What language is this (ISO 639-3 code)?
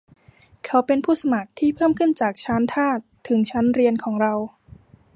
tha